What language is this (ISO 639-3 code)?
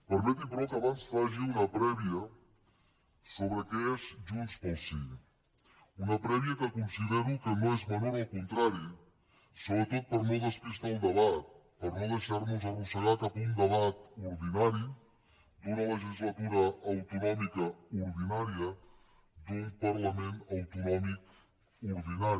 cat